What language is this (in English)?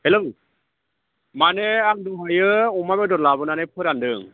Bodo